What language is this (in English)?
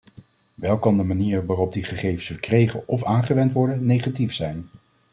Dutch